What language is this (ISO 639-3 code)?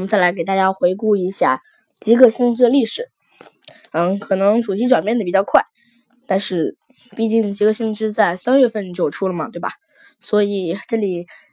zho